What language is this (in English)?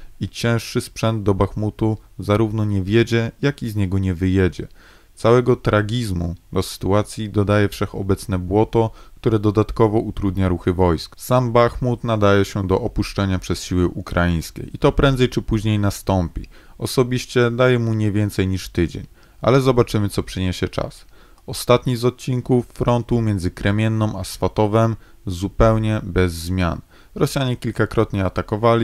Polish